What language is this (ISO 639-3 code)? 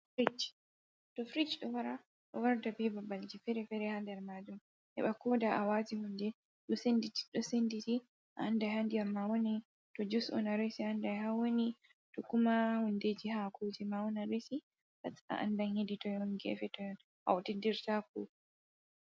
ful